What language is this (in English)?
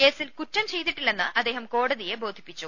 Malayalam